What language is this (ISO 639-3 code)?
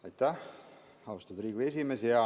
est